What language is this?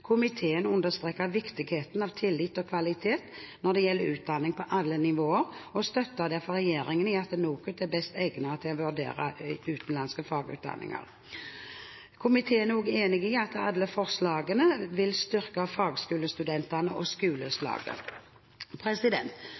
Norwegian Bokmål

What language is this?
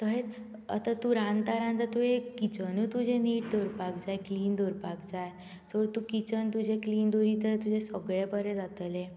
Konkani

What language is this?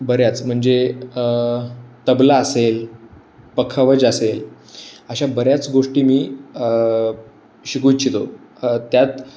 Marathi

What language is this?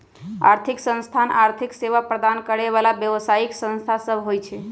Magahi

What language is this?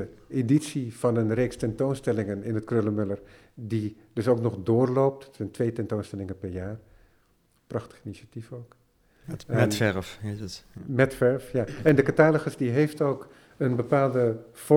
Dutch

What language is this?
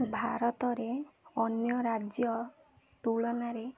Odia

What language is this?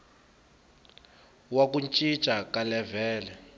Tsonga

